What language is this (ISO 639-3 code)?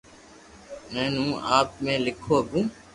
lrk